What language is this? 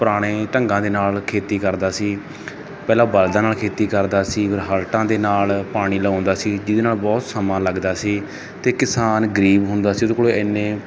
Punjabi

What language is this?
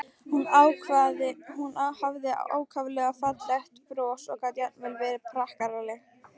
Icelandic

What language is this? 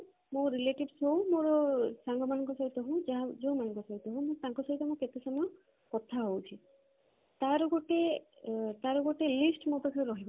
Odia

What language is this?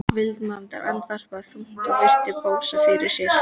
Icelandic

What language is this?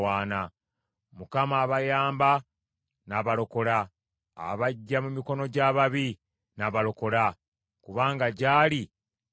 Ganda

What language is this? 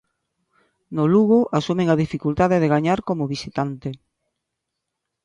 Galician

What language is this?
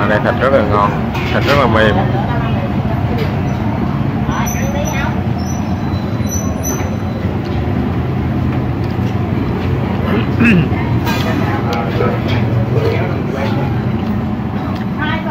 Vietnamese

